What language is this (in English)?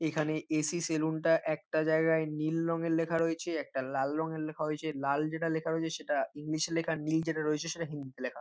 Bangla